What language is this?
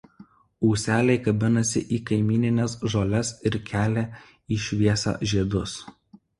Lithuanian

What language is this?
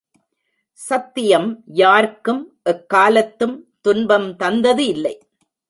Tamil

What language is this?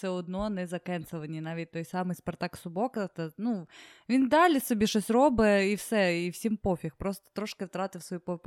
Ukrainian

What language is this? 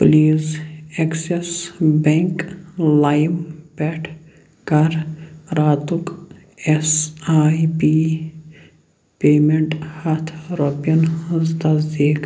Kashmiri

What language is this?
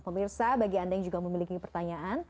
Indonesian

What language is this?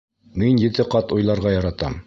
Bashkir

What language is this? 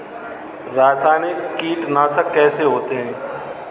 Hindi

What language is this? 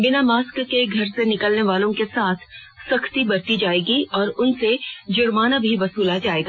Hindi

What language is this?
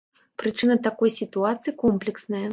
Belarusian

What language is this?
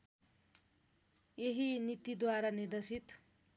Nepali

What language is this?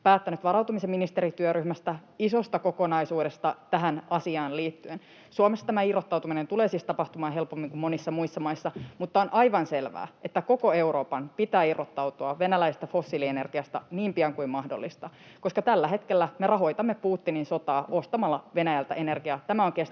Finnish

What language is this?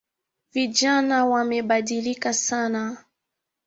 Swahili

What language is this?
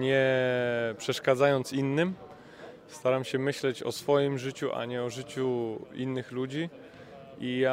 Polish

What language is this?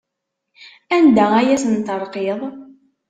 Kabyle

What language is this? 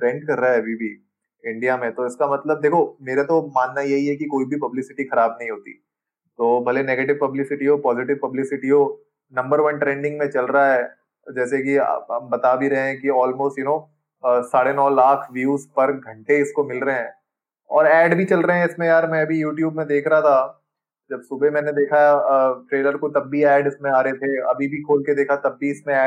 Hindi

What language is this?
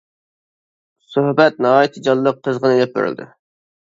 Uyghur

